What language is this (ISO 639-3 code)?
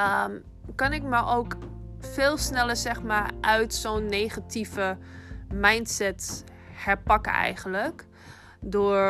nld